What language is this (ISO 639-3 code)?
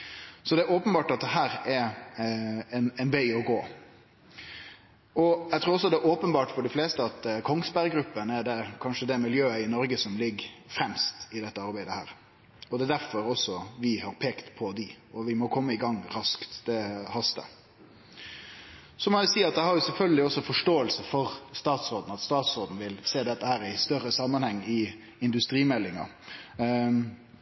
nno